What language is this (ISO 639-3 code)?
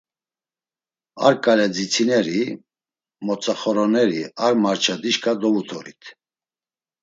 lzz